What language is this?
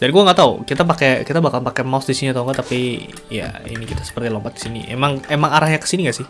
Indonesian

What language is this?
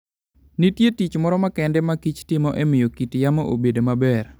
Luo (Kenya and Tanzania)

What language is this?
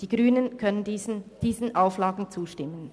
Swiss German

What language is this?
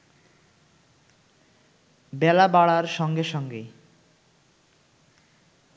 Bangla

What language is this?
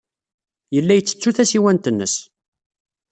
Kabyle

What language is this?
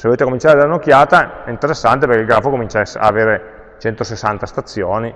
Italian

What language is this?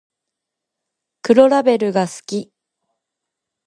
Japanese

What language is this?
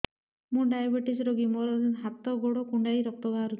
Odia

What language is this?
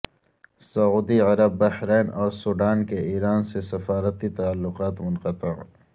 Urdu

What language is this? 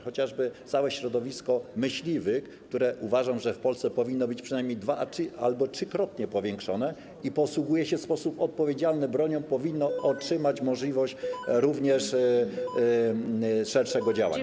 Polish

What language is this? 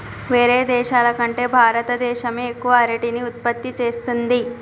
Telugu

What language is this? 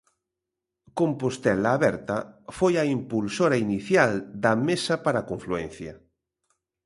Galician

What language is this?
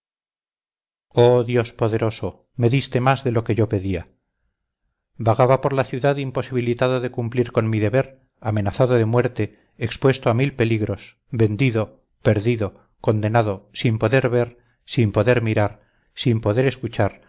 Spanish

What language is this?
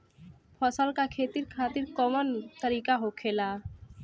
Bhojpuri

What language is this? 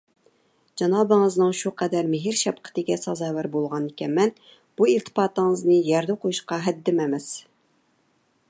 Uyghur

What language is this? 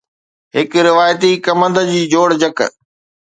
Sindhi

